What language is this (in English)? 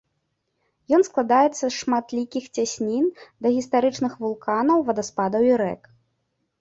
Belarusian